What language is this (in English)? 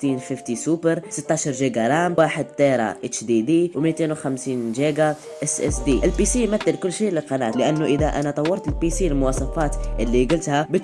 Arabic